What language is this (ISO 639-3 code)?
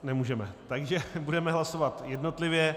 ces